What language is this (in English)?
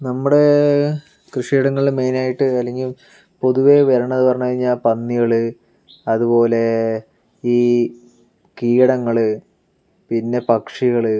Malayalam